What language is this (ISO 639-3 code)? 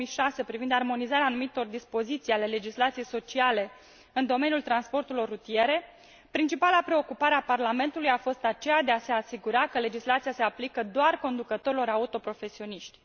ron